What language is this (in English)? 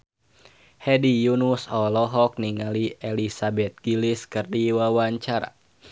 Sundanese